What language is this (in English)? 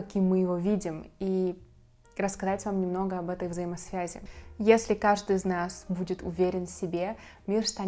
Russian